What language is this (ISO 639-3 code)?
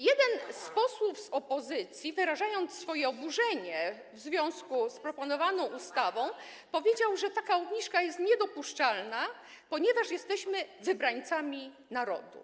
pol